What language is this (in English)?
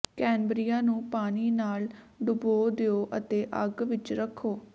Punjabi